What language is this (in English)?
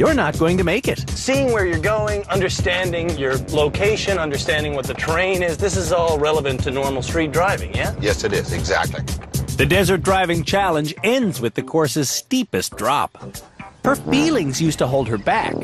English